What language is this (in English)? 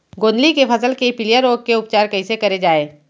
Chhattisgarhi